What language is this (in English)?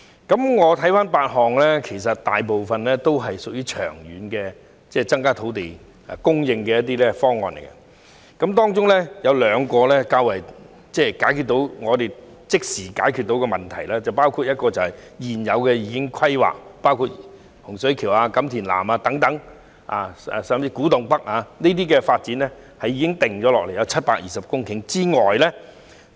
Cantonese